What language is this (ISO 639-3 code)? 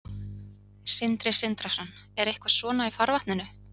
isl